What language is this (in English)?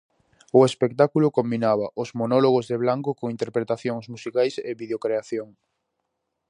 Galician